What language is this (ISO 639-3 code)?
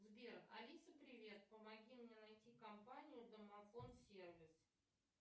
rus